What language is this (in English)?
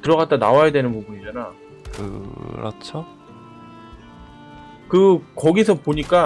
Korean